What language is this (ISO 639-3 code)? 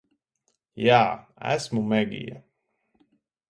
lav